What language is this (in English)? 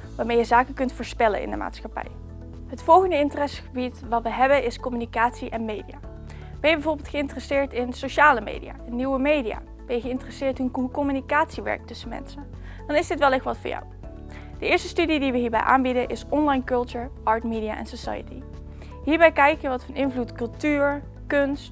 Dutch